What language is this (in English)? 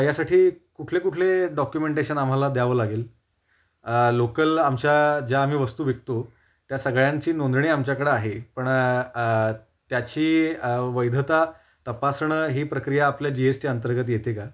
Marathi